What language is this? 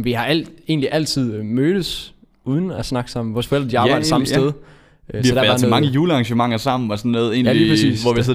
Danish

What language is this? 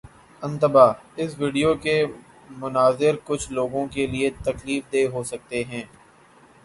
Urdu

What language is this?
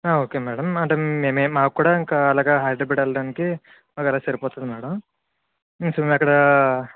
Telugu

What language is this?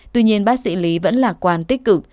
Vietnamese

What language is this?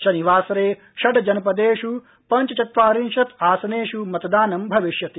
Sanskrit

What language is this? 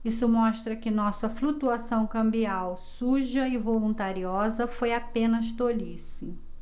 Portuguese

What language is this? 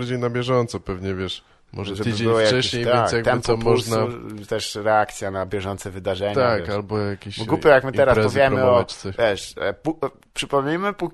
Polish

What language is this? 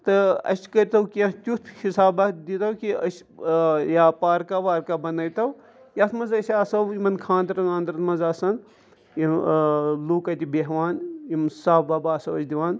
Kashmiri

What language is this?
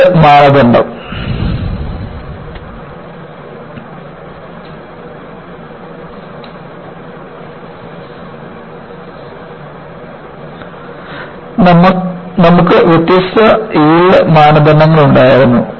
Malayalam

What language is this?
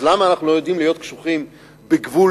Hebrew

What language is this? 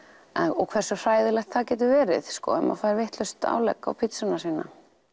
Icelandic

